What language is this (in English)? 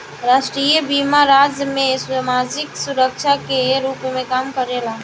Bhojpuri